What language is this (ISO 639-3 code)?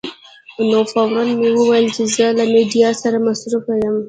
pus